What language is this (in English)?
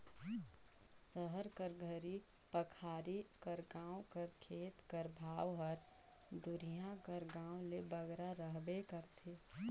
Chhattisgarhi